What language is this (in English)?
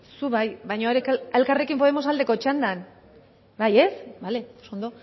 Basque